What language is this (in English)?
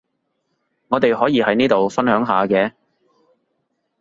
Cantonese